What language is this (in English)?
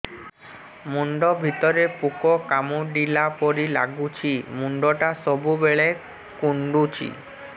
Odia